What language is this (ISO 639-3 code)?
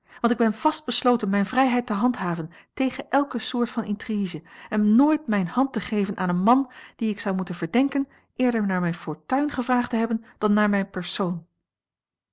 nld